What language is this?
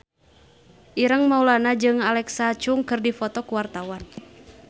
Sundanese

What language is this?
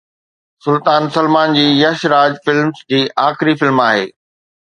Sindhi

